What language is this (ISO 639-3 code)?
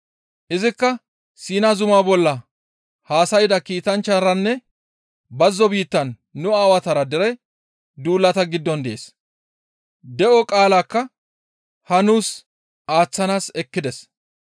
gmv